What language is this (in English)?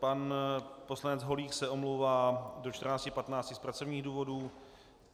Czech